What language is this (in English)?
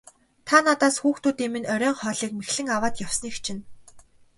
Mongolian